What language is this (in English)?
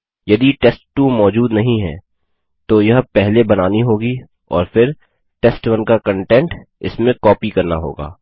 Hindi